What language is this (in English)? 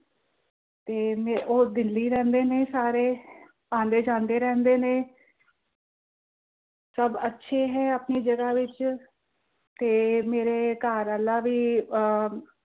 Punjabi